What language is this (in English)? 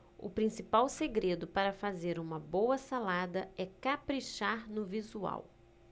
Portuguese